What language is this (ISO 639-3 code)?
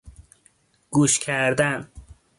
fas